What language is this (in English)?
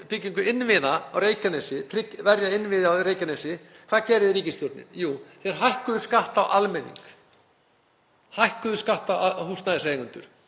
Icelandic